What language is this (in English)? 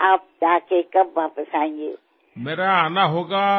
Assamese